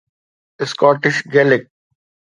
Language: Sindhi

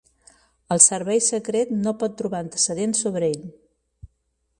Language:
Catalan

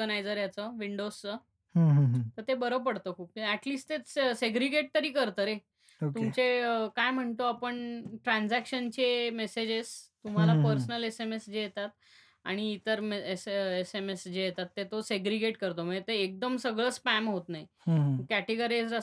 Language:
Marathi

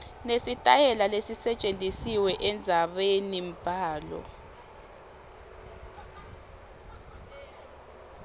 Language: Swati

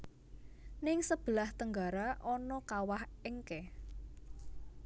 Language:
Javanese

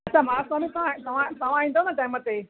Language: Sindhi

